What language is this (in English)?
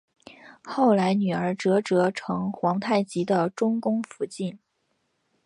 Chinese